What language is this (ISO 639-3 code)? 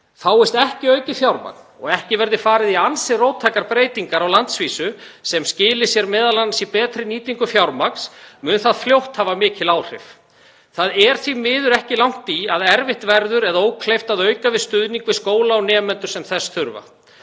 isl